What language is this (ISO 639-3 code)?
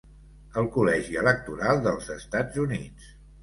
cat